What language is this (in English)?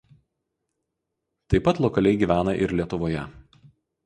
Lithuanian